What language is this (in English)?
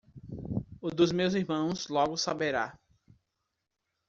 Portuguese